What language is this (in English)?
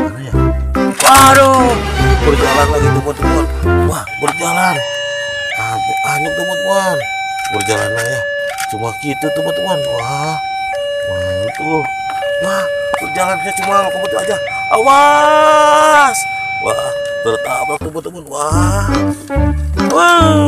Indonesian